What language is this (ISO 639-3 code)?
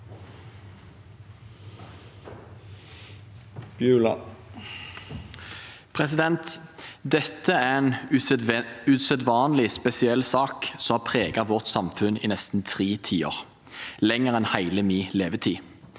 nor